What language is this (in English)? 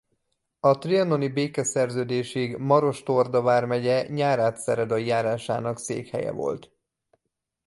Hungarian